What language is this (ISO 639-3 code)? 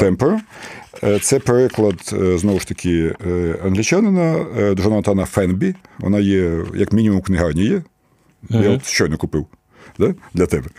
ukr